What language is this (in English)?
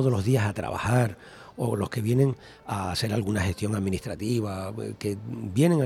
Spanish